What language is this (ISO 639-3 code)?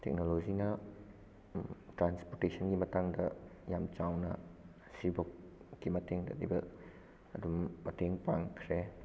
mni